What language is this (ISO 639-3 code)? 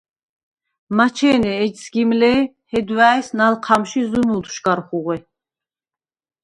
sva